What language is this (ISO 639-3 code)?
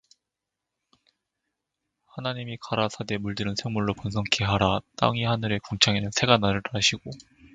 kor